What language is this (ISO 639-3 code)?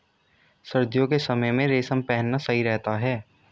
hin